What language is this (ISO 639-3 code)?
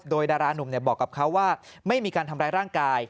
tha